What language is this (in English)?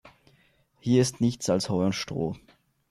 German